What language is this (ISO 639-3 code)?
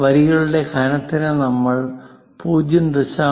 mal